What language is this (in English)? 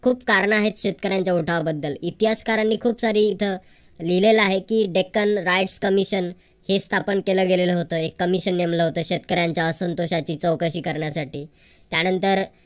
Marathi